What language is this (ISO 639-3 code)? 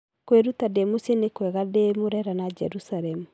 kik